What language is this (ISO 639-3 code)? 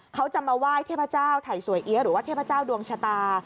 tha